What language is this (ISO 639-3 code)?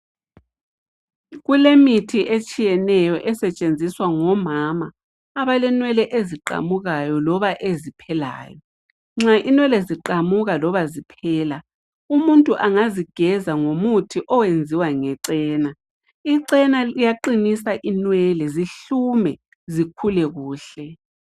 nde